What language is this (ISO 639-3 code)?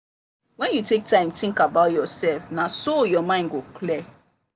pcm